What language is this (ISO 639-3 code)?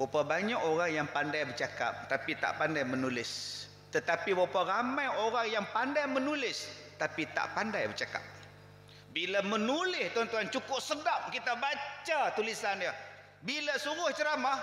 msa